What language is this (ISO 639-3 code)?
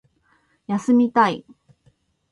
jpn